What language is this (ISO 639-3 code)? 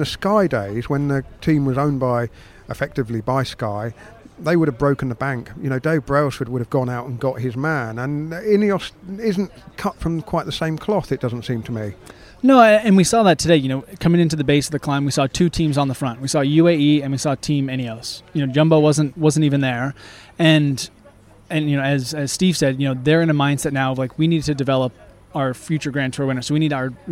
eng